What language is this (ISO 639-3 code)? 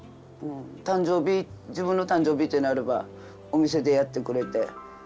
jpn